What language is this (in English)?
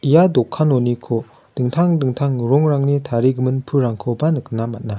Garo